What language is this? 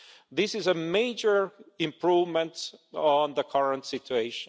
English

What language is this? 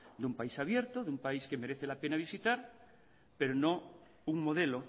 Spanish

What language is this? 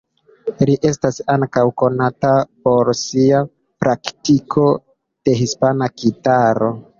Esperanto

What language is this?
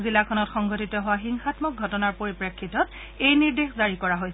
Assamese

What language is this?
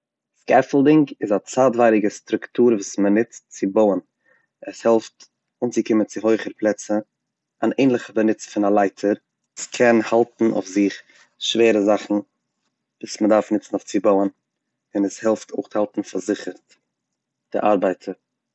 Yiddish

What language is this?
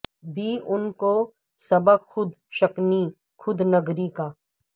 Urdu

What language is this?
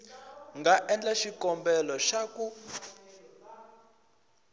Tsonga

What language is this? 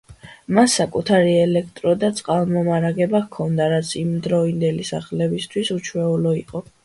Georgian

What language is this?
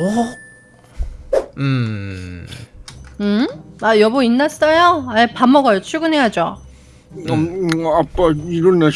Korean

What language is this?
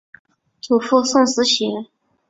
Chinese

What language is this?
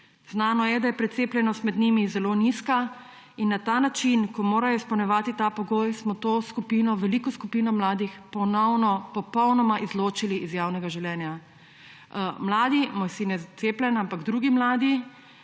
Slovenian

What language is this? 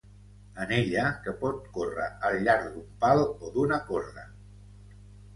Catalan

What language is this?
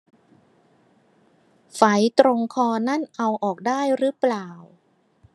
Thai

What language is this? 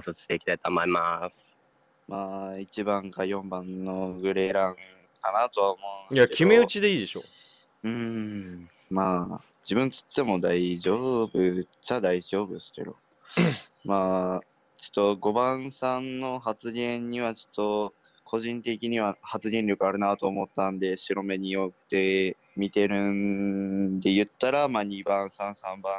Japanese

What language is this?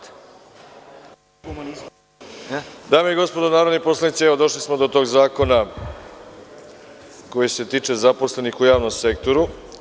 Serbian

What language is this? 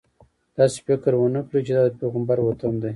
Pashto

